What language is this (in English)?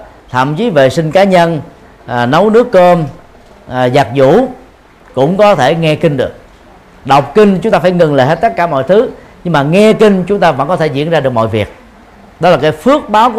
Vietnamese